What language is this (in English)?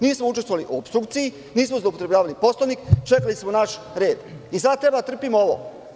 Serbian